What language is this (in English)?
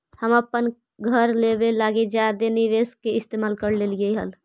Magahi